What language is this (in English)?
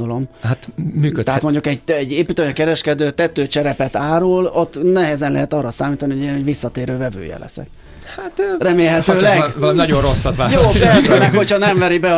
Hungarian